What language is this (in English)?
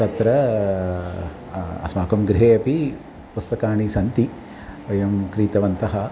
Sanskrit